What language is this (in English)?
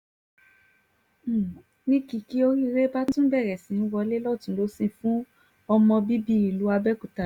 Yoruba